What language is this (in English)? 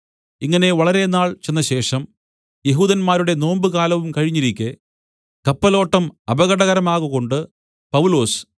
Malayalam